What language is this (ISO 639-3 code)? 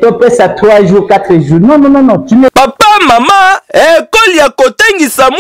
fra